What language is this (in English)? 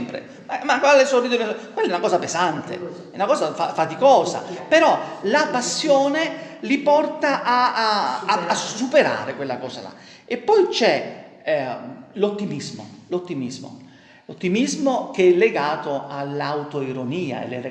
Italian